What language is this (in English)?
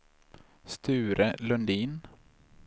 Swedish